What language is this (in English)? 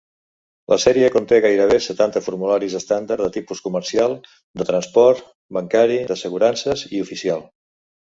Catalan